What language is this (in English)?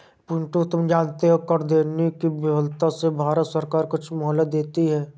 Hindi